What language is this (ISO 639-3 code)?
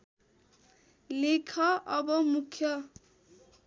nep